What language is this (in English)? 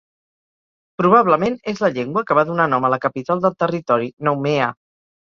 Catalan